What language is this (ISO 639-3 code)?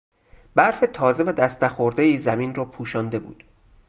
fas